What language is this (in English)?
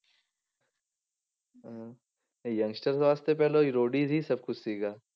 Punjabi